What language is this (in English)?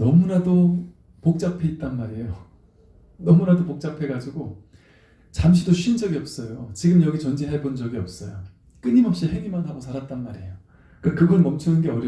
Korean